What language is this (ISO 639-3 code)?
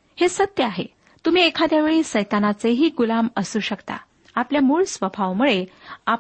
mar